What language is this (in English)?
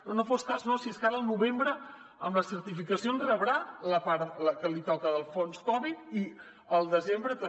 Catalan